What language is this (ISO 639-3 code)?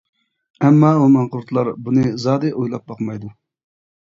uig